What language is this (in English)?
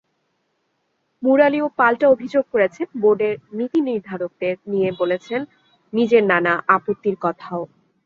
Bangla